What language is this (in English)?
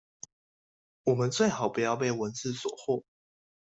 Chinese